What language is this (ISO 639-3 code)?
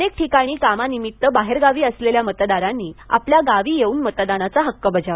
mar